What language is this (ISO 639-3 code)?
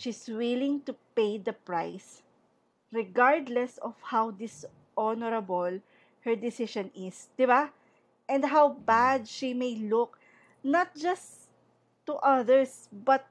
fil